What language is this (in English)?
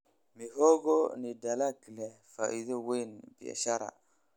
Somali